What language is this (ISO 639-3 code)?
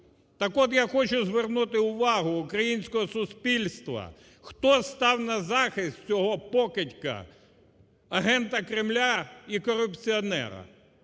ukr